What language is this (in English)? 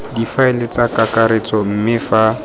Tswana